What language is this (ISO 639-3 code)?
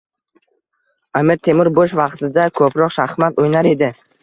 uzb